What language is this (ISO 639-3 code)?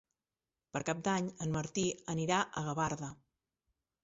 cat